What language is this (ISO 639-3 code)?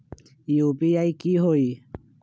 mag